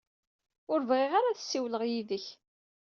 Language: Kabyle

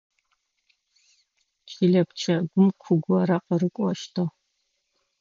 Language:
Adyghe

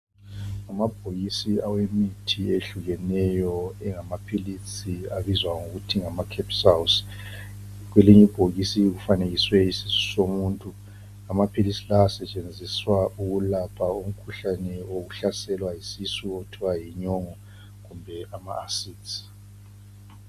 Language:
North Ndebele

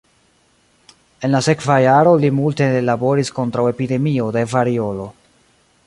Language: Esperanto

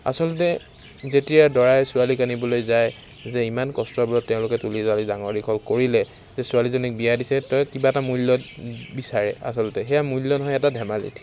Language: Assamese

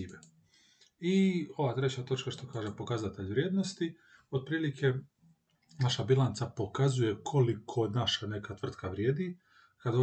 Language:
Croatian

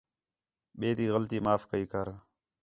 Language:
Khetrani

